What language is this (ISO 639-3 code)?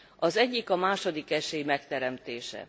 hun